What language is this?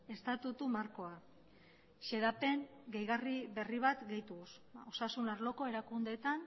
Basque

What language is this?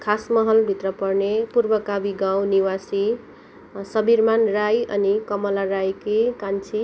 Nepali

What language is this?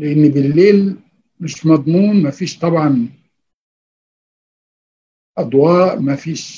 Arabic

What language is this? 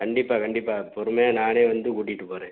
Tamil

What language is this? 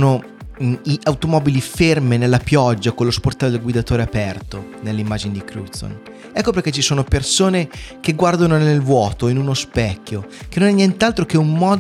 Italian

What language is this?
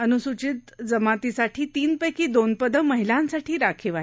Marathi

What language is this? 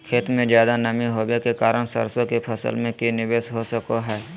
Magahi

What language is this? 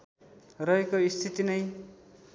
Nepali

